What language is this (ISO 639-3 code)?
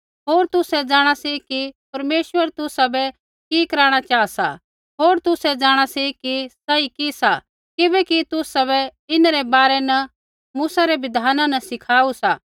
kfx